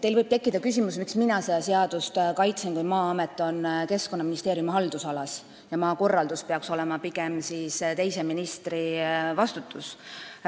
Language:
Estonian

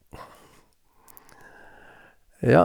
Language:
Norwegian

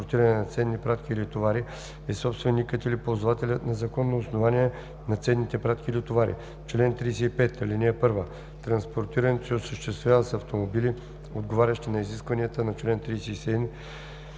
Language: Bulgarian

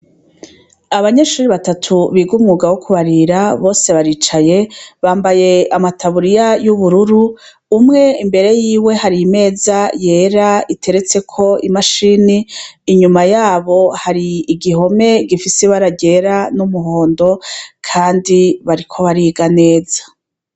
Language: Rundi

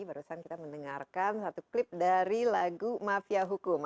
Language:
Indonesian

